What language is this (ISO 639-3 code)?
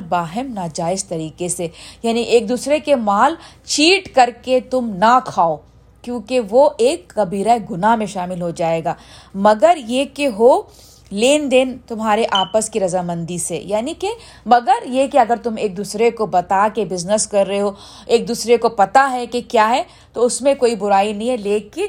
urd